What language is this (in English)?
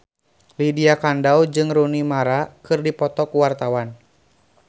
Sundanese